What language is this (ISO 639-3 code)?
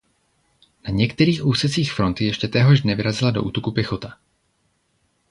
ces